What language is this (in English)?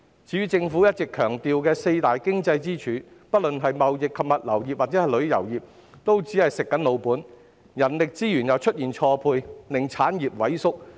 Cantonese